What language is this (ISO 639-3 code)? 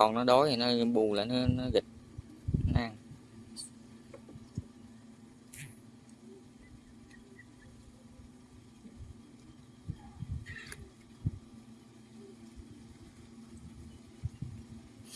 vie